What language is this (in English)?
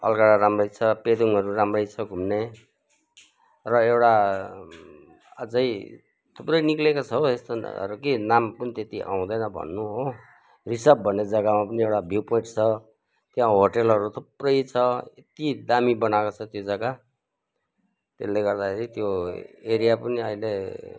Nepali